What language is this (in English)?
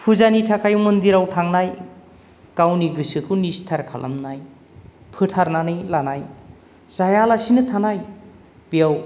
Bodo